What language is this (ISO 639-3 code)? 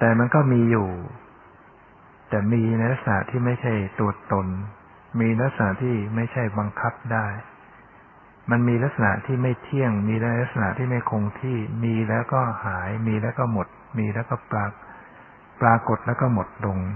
tha